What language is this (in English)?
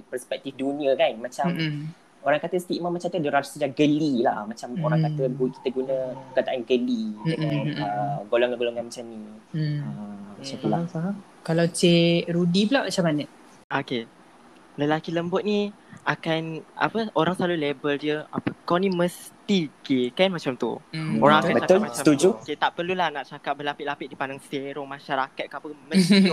Malay